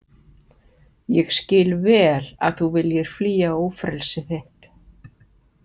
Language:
Icelandic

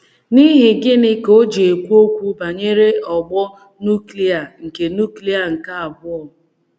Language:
Igbo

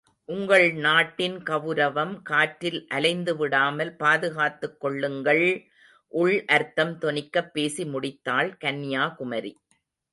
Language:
Tamil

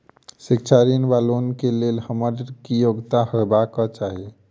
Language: Maithili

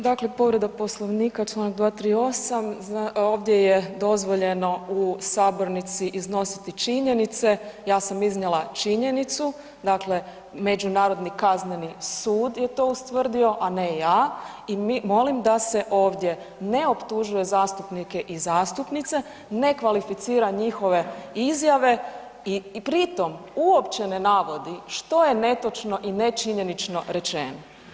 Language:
Croatian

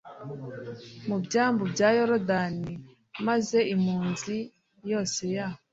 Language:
Kinyarwanda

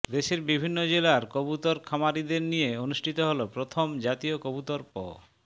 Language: Bangla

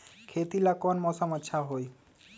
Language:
Magahi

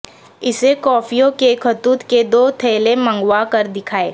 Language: Urdu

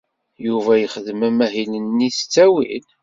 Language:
Kabyle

